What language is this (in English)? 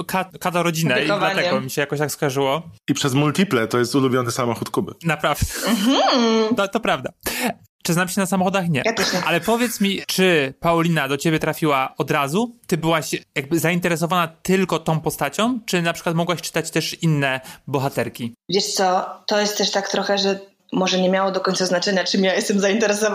Polish